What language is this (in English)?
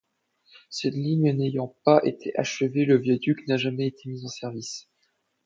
French